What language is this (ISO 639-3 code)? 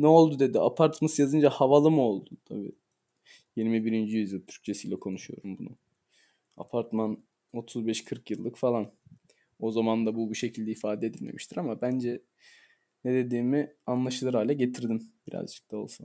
tur